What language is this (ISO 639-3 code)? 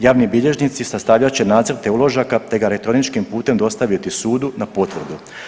hrv